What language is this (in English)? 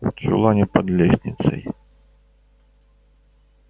Russian